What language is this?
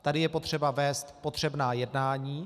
Czech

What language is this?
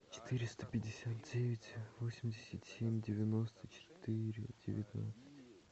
Russian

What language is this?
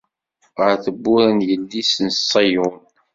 Kabyle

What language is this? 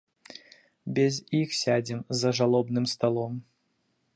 Belarusian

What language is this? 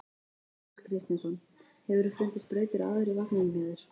Icelandic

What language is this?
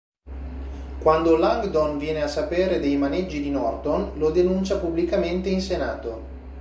Italian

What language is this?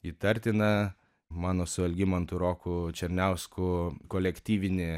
Lithuanian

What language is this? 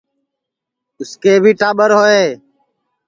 Sansi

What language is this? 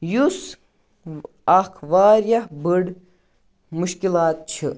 Kashmiri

